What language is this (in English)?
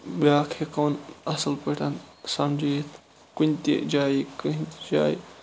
Kashmiri